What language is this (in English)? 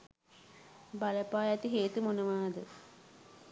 Sinhala